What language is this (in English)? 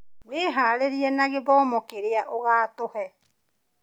Kikuyu